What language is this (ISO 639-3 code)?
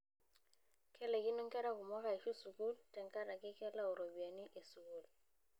mas